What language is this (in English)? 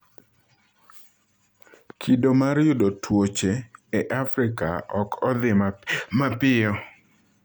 Luo (Kenya and Tanzania)